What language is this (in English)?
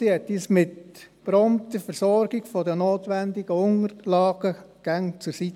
Swiss German